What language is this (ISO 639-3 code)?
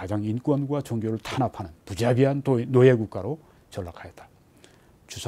kor